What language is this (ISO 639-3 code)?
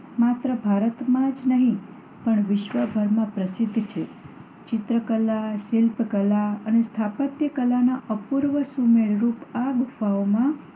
guj